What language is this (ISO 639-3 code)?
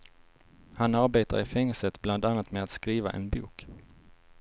swe